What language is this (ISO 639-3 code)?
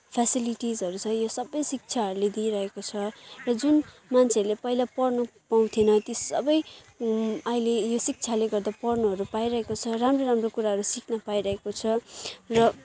nep